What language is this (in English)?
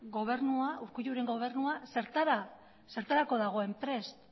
Basque